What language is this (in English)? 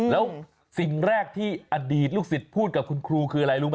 Thai